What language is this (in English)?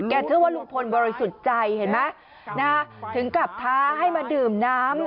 Thai